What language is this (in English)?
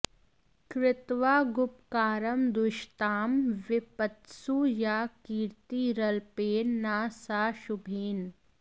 Sanskrit